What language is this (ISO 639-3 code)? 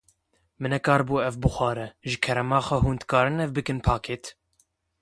kur